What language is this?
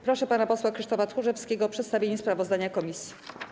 Polish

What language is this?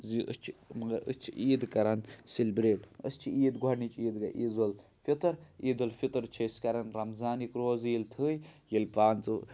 Kashmiri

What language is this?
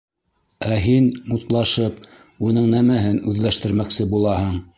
Bashkir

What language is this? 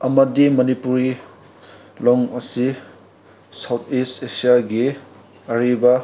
Manipuri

